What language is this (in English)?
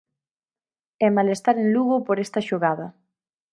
Galician